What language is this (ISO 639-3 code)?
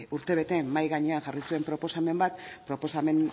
eus